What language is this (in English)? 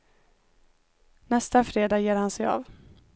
Swedish